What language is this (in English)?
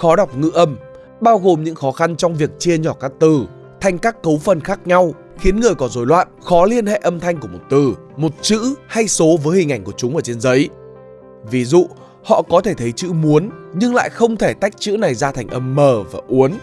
Vietnamese